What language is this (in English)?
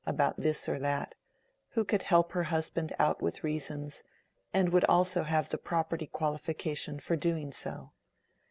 English